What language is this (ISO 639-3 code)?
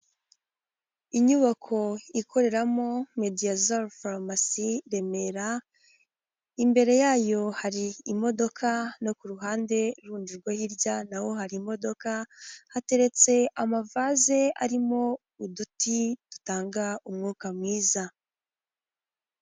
kin